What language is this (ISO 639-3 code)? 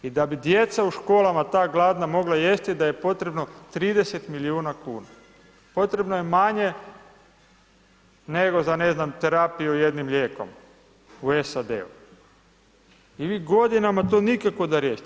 hrv